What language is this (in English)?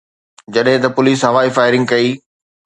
Sindhi